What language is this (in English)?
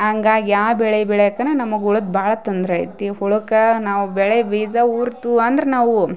Kannada